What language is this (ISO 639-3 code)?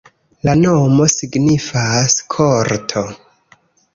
epo